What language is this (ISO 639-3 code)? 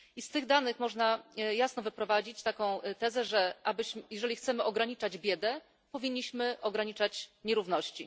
pol